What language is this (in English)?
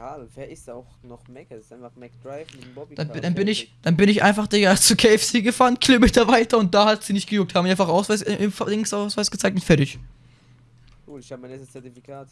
German